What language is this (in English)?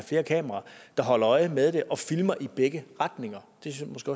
Danish